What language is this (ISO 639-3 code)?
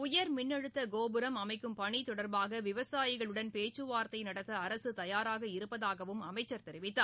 tam